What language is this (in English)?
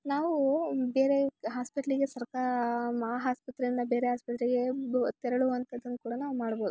Kannada